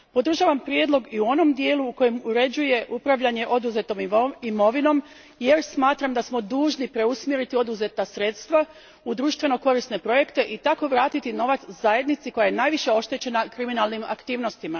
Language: Croatian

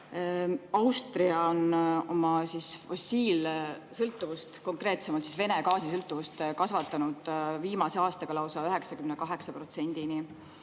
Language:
Estonian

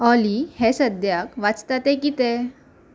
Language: Konkani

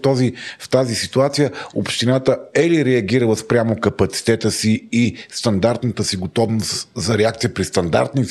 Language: Bulgarian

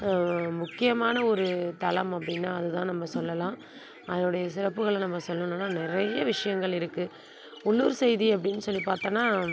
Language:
Tamil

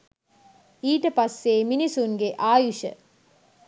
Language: Sinhala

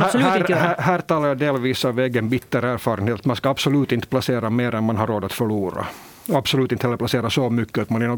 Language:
Swedish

